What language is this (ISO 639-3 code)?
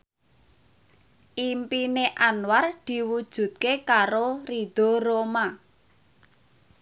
jav